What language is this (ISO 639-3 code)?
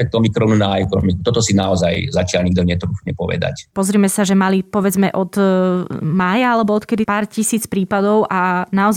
slk